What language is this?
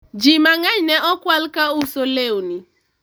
Luo (Kenya and Tanzania)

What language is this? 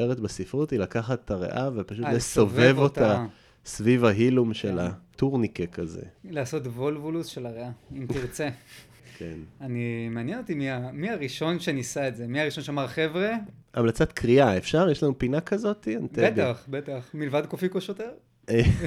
Hebrew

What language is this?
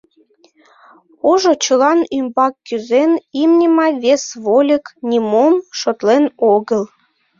Mari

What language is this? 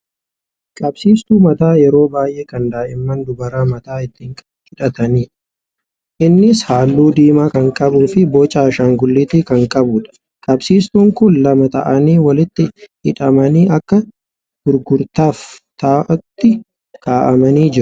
Oromo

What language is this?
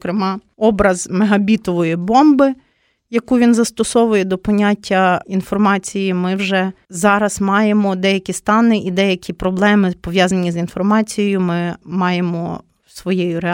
Ukrainian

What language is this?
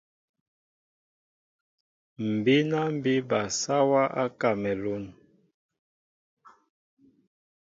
Mbo (Cameroon)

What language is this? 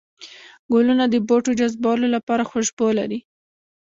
Pashto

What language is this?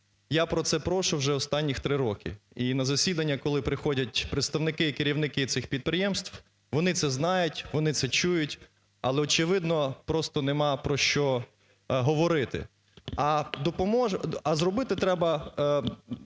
Ukrainian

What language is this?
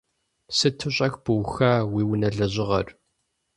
Kabardian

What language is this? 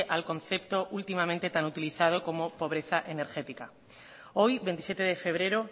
Spanish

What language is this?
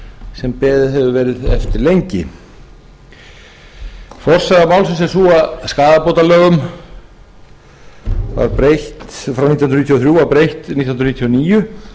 Icelandic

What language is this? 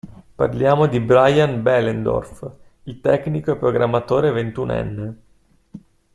Italian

